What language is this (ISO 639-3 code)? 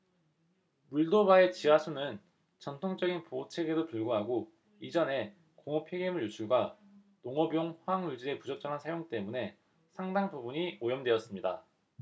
kor